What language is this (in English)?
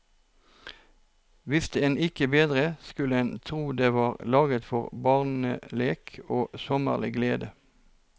Norwegian